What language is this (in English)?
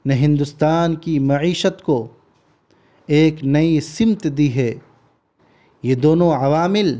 Urdu